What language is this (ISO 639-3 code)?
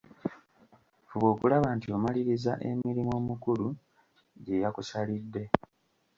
lug